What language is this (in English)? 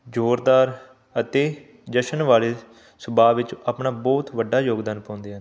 Punjabi